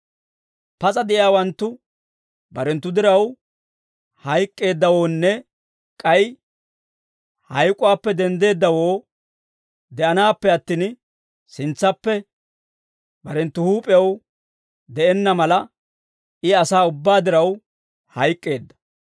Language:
Dawro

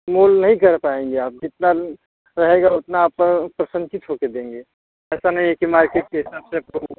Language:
Hindi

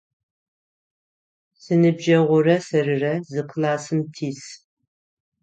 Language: Adyghe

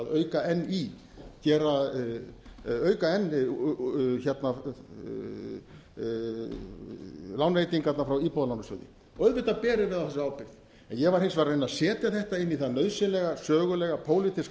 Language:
Icelandic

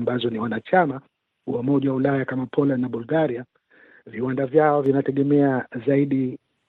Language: Swahili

